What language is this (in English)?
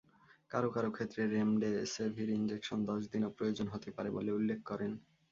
Bangla